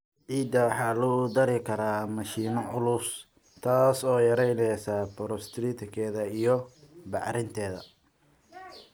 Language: Somali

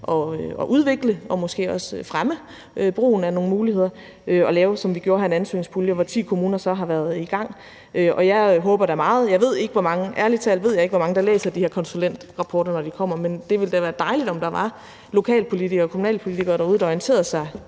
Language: Danish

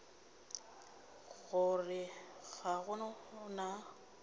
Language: Northern Sotho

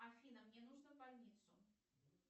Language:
Russian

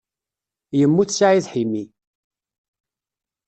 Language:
Kabyle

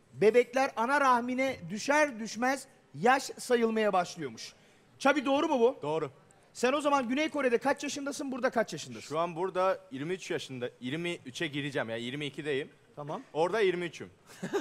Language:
Turkish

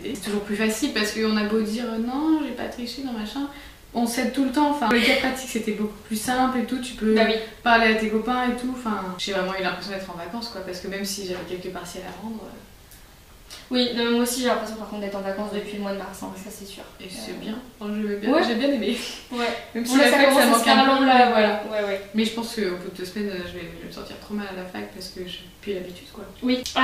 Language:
French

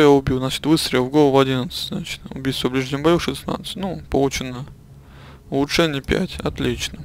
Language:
Russian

